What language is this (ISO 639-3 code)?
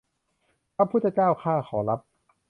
tha